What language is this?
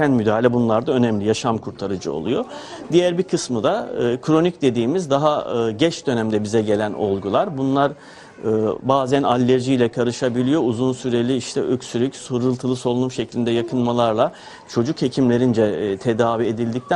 Turkish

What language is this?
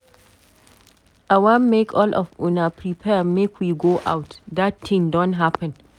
Nigerian Pidgin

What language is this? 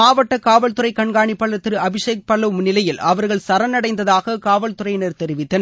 Tamil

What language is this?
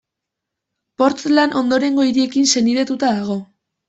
Basque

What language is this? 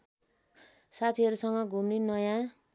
Nepali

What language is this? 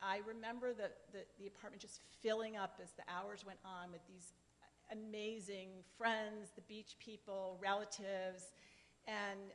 English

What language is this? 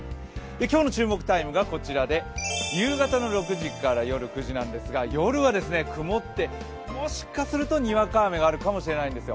Japanese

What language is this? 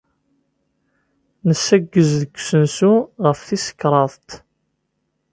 Kabyle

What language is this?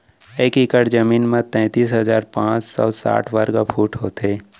Chhattisgarhi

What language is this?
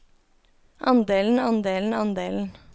Norwegian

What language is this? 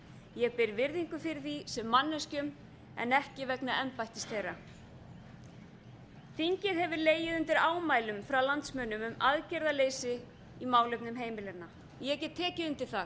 Icelandic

